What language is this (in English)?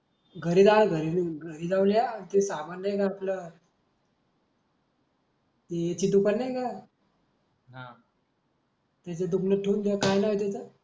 Marathi